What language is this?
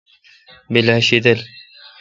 Kalkoti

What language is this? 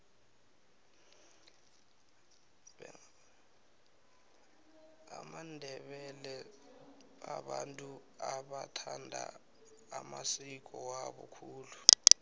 South Ndebele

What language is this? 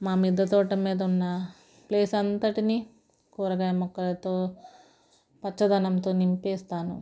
Telugu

